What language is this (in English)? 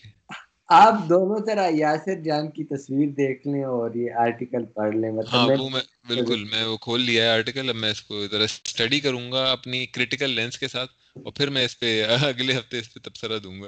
Urdu